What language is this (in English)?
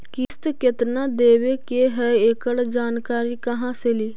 Magahi